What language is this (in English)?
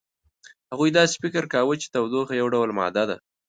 Pashto